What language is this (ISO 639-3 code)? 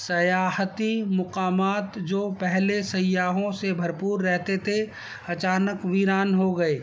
urd